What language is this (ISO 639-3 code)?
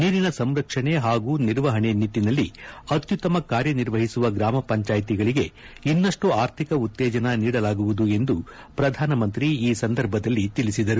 kan